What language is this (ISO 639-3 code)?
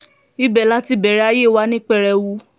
yor